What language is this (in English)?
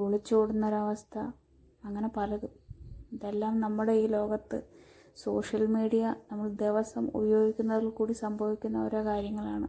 Malayalam